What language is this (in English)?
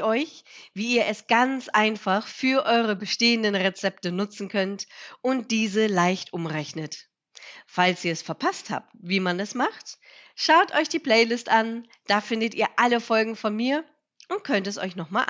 German